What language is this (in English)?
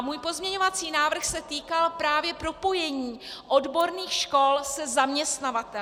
Czech